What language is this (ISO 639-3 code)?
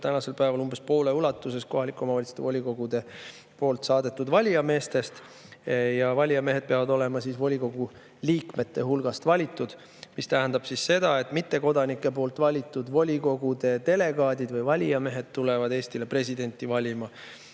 est